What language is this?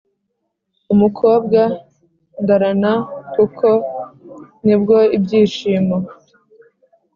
Kinyarwanda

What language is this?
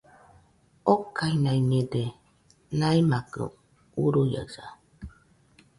Nüpode Huitoto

